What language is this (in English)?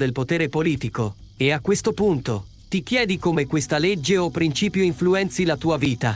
Italian